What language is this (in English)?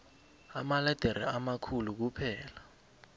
South Ndebele